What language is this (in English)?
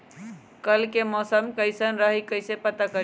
Magahi